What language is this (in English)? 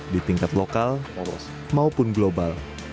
Indonesian